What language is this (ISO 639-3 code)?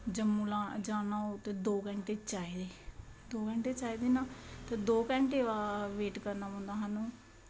doi